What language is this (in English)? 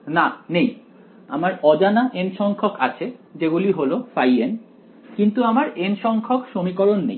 Bangla